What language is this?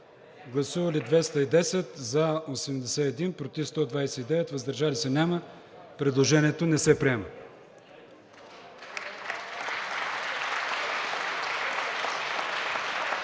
Bulgarian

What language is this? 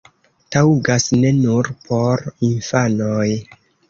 Esperanto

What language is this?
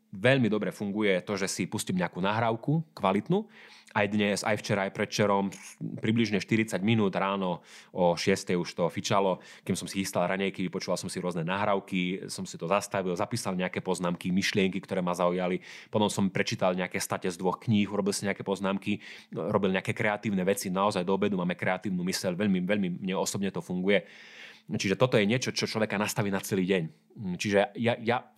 Slovak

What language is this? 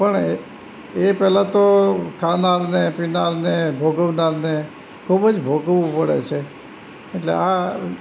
Gujarati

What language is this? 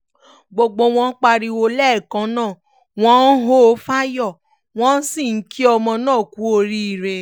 Yoruba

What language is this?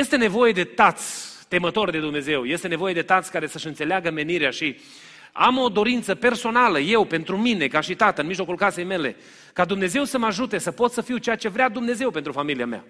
Romanian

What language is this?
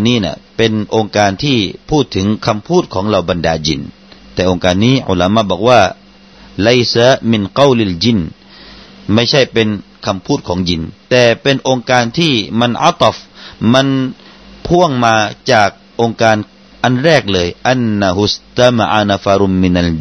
Thai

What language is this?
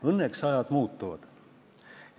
Estonian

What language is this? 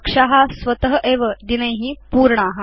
Sanskrit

